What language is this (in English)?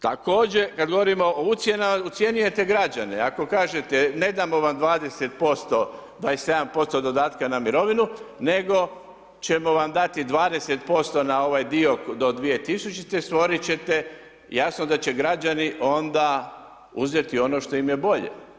Croatian